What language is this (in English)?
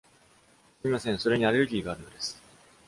Japanese